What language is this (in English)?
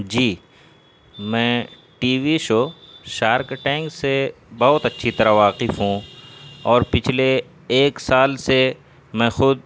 Urdu